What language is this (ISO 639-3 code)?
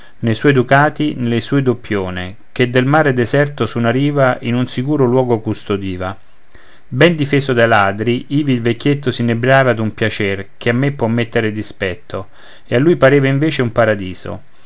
ita